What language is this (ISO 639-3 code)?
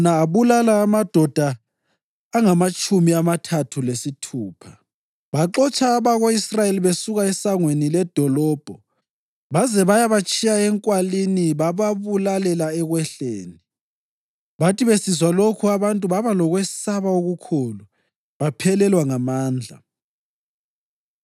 nde